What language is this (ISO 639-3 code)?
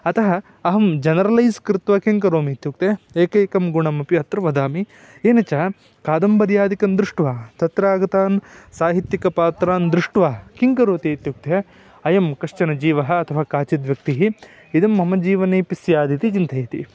san